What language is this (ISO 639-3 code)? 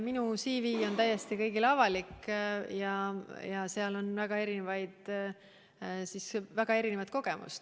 est